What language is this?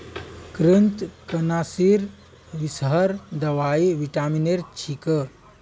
Magahi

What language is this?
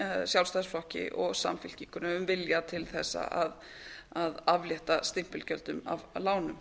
Icelandic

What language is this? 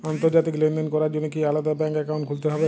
Bangla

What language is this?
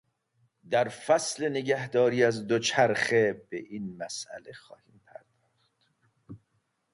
Persian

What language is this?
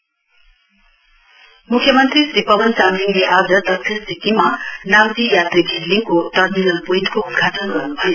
Nepali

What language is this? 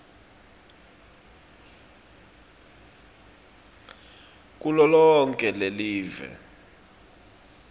Swati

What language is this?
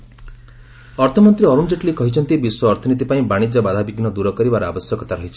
Odia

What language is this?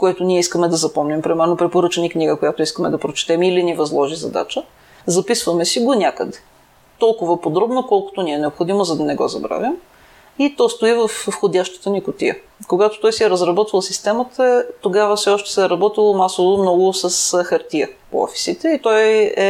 Bulgarian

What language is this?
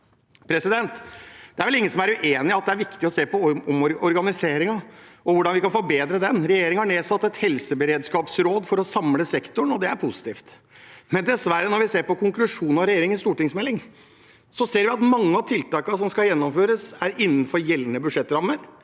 Norwegian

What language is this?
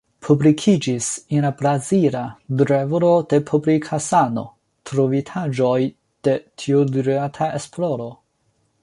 Esperanto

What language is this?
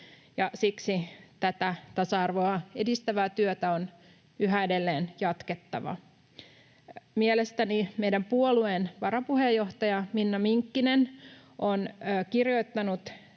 Finnish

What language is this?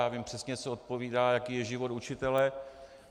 Czech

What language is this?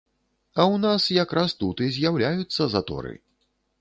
Belarusian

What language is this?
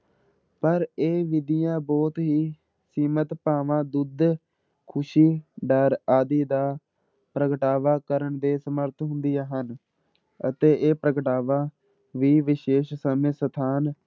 Punjabi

